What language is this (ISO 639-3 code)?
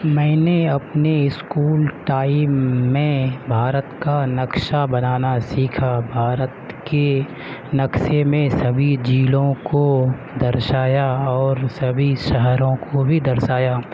urd